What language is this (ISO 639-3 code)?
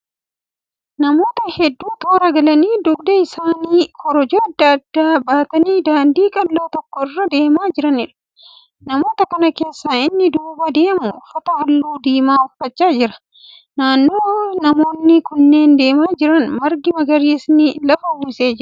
orm